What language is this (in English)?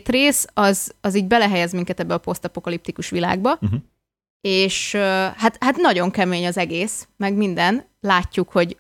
Hungarian